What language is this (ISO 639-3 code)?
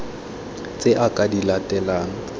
tsn